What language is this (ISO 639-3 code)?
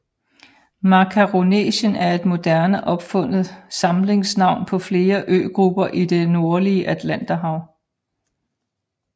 dan